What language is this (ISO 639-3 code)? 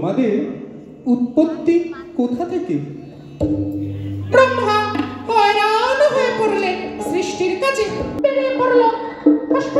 ara